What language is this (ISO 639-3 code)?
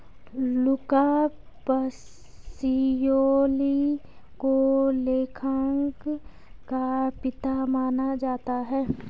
hin